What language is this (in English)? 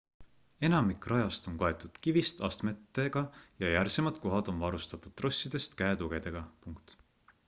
Estonian